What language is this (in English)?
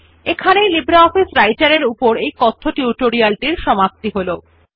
Bangla